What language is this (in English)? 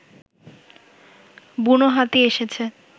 Bangla